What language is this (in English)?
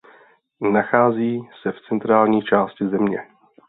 Czech